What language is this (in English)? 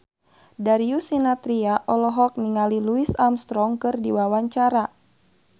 Sundanese